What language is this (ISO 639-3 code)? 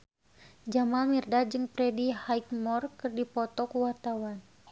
sun